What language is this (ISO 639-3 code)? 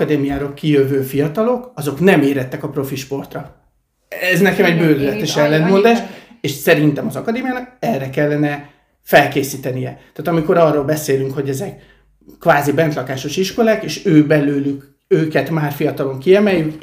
hun